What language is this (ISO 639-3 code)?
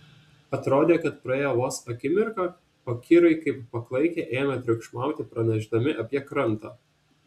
lit